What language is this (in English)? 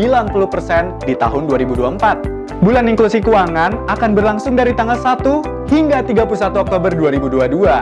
Indonesian